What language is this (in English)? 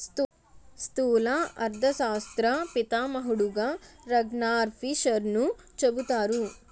Telugu